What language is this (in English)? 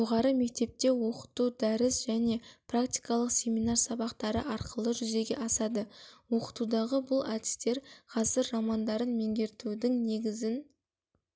Kazakh